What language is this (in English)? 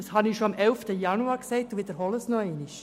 Swiss German